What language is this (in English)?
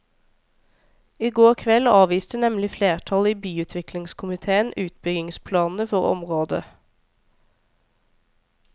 Norwegian